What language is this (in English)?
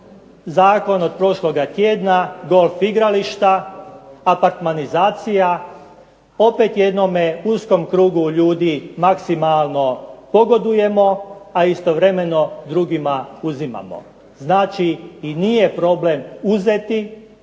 Croatian